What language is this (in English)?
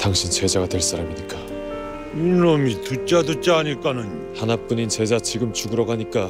Korean